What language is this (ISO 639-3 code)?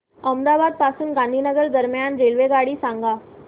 mar